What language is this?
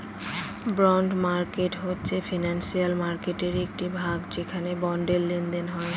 Bangla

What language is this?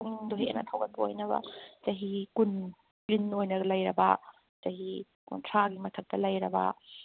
Manipuri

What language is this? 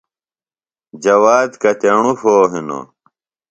Phalura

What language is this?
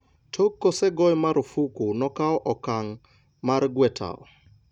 Luo (Kenya and Tanzania)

